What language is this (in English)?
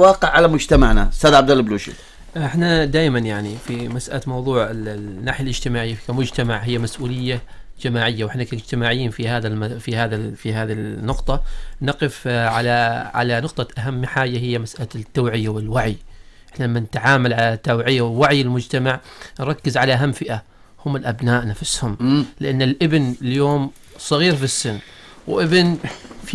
Arabic